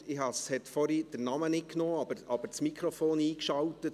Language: Swiss German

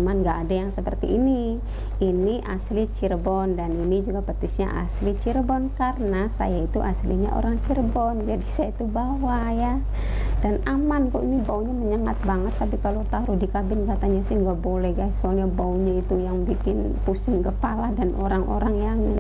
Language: Indonesian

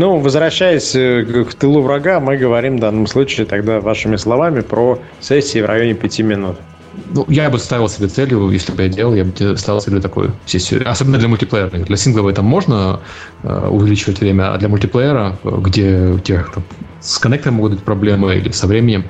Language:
Russian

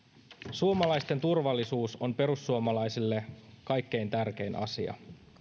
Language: Finnish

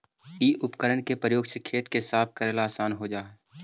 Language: Magahi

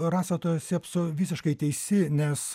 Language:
Lithuanian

